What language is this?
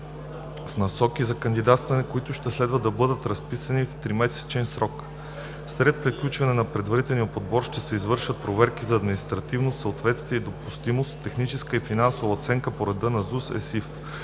Bulgarian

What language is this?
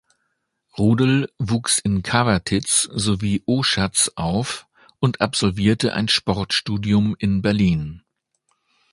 German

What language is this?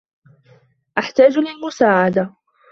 Arabic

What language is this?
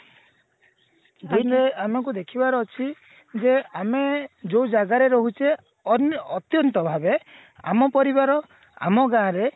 Odia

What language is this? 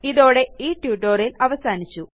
Malayalam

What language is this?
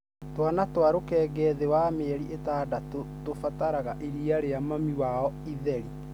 Kikuyu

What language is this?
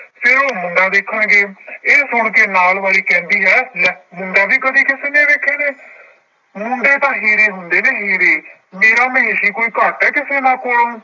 Punjabi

